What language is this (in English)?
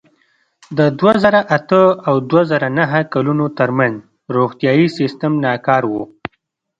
Pashto